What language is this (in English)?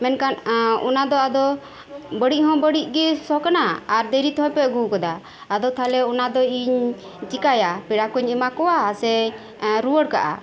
Santali